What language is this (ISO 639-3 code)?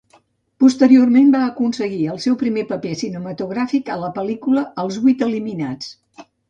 cat